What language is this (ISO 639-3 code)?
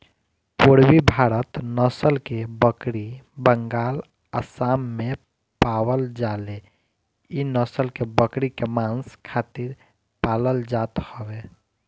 bho